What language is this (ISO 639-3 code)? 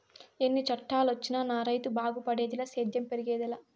tel